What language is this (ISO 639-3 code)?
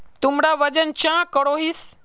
mag